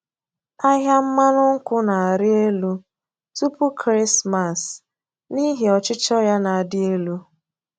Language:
Igbo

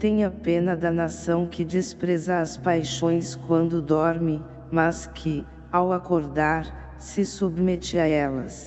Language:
Portuguese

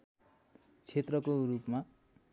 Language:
Nepali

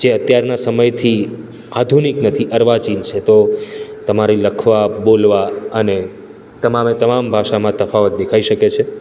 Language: Gujarati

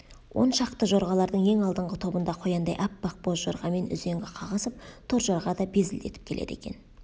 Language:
Kazakh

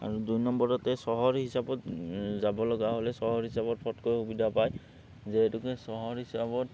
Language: Assamese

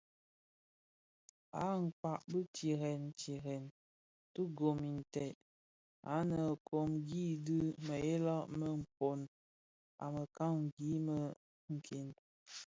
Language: Bafia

